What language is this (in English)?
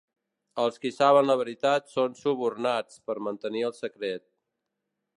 Catalan